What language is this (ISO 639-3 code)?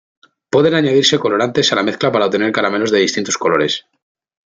spa